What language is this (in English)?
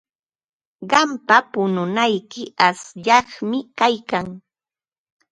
Ambo-Pasco Quechua